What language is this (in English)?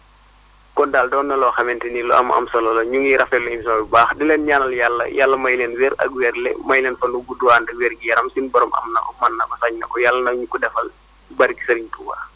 Wolof